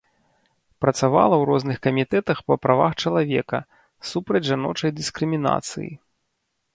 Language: Belarusian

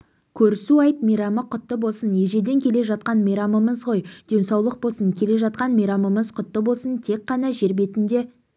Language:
Kazakh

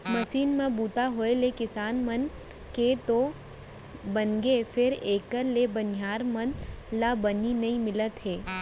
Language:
Chhattisgarhi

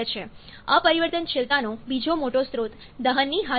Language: Gujarati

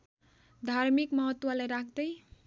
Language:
Nepali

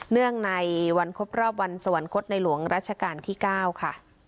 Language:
Thai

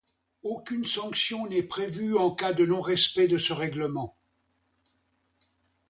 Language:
French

